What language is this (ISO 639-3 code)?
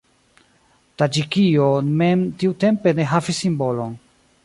epo